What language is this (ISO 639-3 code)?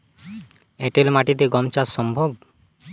ben